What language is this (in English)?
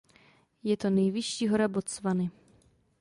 Czech